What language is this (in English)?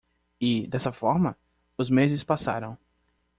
Portuguese